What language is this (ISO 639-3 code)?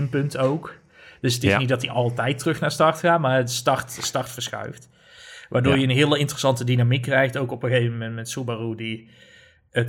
nld